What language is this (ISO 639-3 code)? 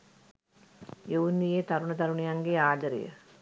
sin